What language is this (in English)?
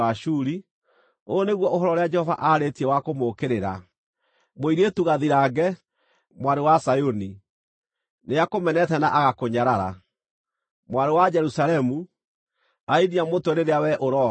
Kikuyu